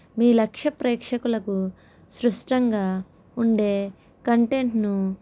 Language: Telugu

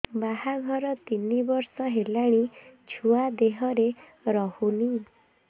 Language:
Odia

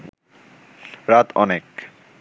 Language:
Bangla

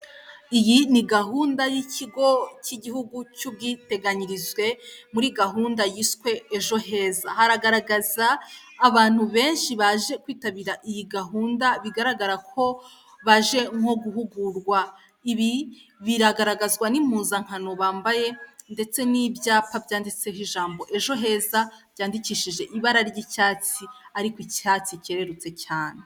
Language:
Kinyarwanda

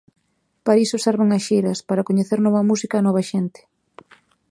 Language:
Galician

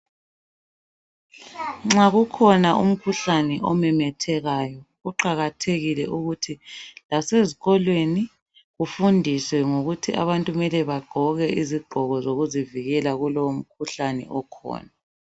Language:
North Ndebele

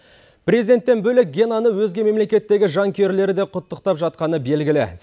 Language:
Kazakh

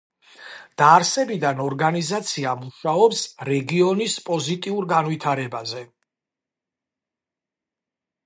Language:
Georgian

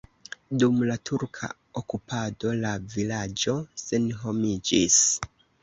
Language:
Esperanto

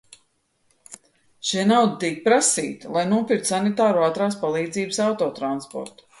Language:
Latvian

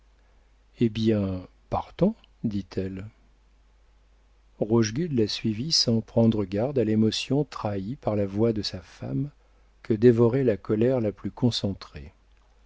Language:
French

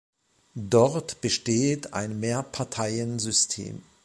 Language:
German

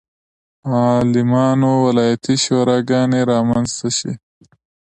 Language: Pashto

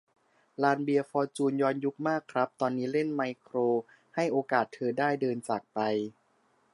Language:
Thai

